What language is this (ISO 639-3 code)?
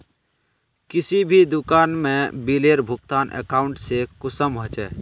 mag